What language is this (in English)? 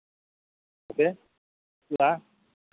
Santali